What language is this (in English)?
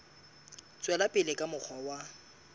Southern Sotho